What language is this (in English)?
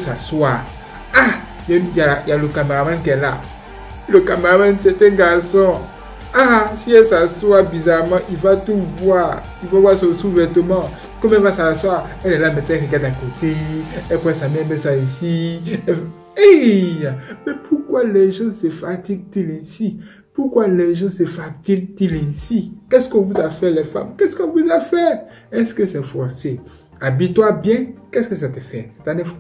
French